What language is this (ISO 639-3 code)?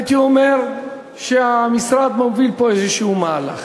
heb